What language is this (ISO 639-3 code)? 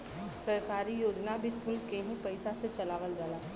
bho